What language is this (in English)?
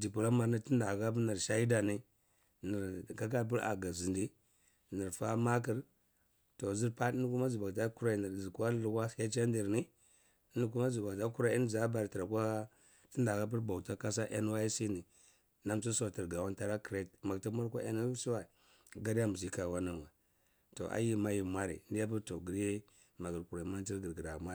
Cibak